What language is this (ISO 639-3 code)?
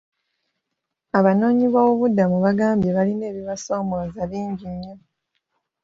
lug